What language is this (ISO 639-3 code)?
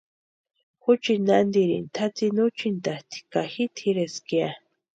pua